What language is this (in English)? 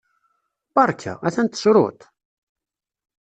Kabyle